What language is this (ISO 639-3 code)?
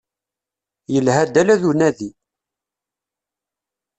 kab